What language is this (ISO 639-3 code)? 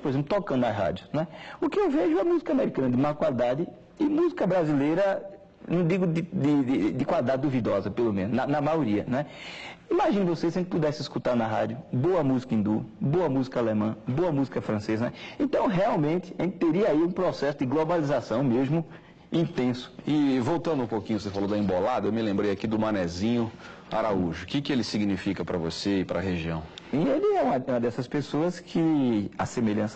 por